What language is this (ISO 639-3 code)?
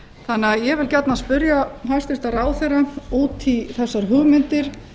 isl